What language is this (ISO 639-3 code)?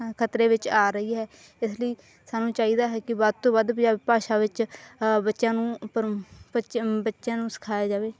pan